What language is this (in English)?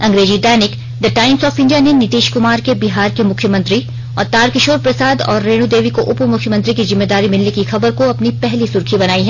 Hindi